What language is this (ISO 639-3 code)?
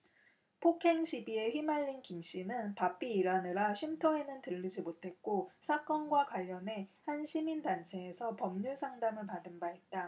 kor